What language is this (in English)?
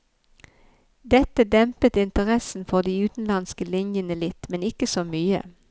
Norwegian